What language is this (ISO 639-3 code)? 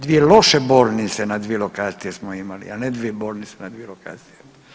hrv